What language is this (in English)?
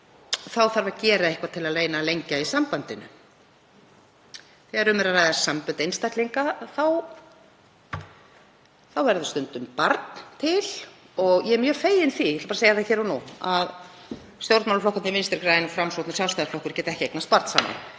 Icelandic